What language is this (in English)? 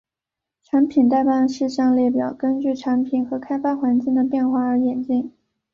Chinese